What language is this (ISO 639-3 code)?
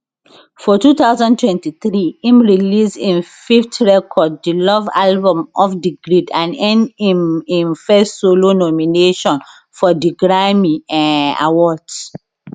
pcm